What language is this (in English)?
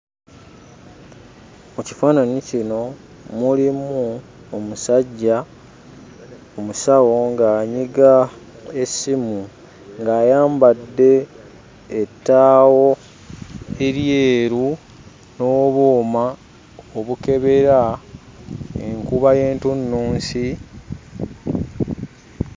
Ganda